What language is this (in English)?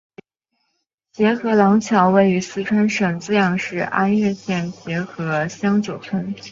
Chinese